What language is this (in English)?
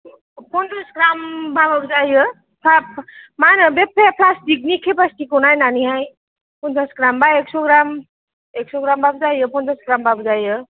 Bodo